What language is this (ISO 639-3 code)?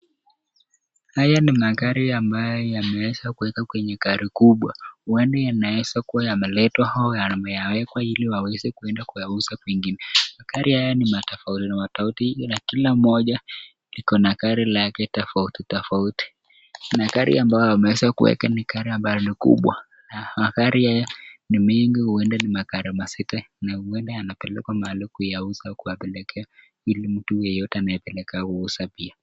swa